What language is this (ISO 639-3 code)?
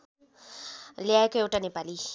nep